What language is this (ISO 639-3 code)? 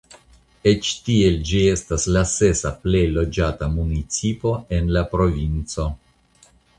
epo